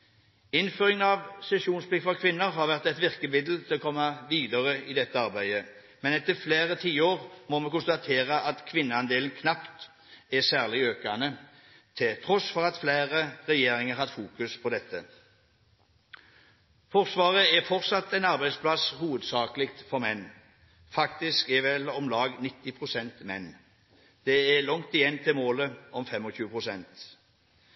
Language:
Norwegian Bokmål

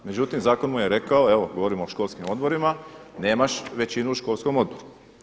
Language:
Croatian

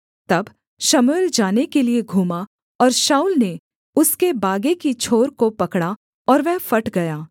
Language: Hindi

